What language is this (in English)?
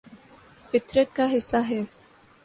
Urdu